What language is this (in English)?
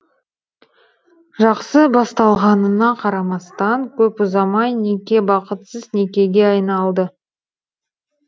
Kazakh